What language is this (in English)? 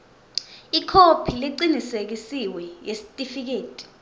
Swati